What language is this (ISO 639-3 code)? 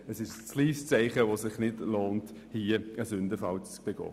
gsw